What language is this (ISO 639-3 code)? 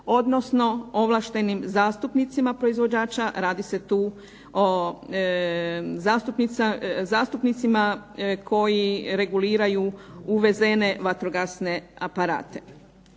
hrv